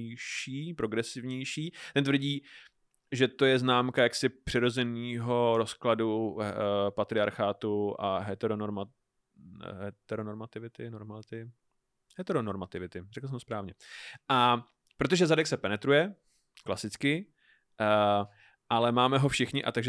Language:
Czech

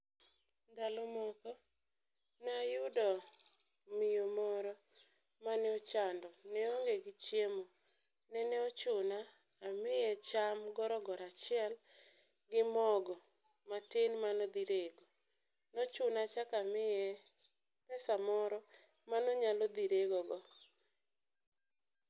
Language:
Luo (Kenya and Tanzania)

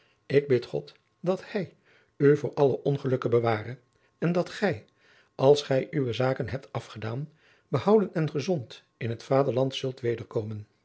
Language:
Dutch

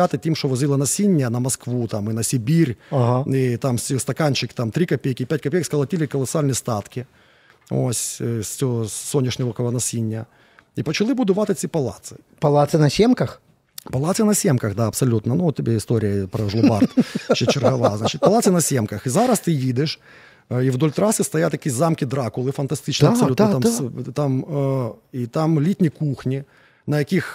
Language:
Ukrainian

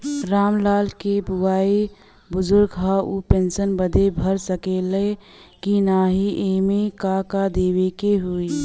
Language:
Bhojpuri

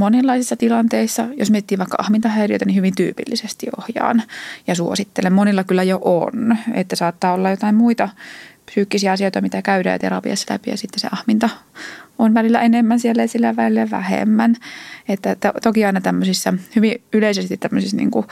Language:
Finnish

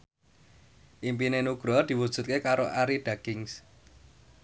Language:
Javanese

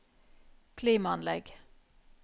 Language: Norwegian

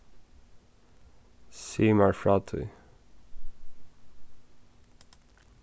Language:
Faroese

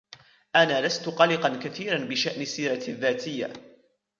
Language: Arabic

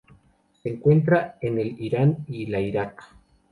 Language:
Spanish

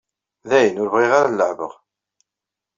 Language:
Kabyle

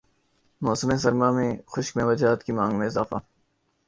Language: Urdu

